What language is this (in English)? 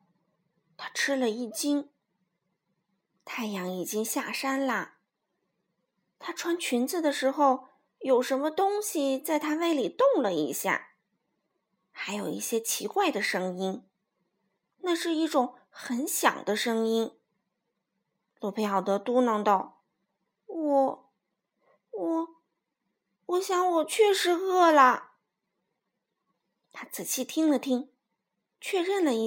Chinese